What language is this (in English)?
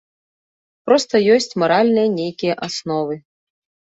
Belarusian